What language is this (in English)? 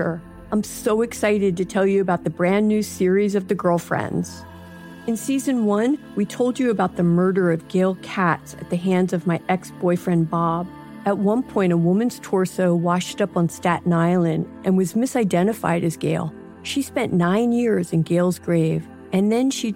English